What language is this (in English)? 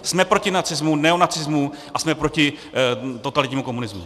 Czech